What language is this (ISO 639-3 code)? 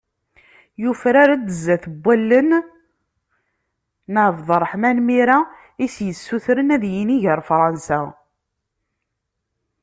kab